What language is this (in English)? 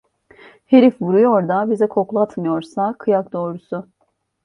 Turkish